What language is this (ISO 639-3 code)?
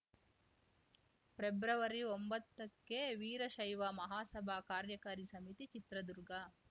kan